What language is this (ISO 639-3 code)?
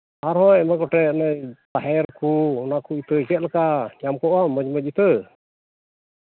sat